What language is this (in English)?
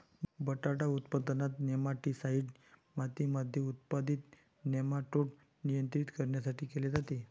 Marathi